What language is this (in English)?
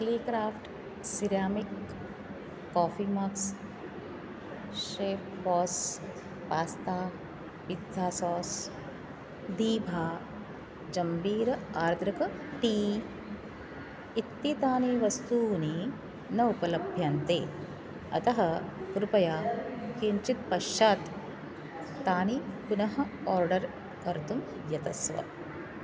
Sanskrit